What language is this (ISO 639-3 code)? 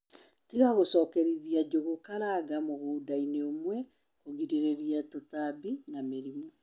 kik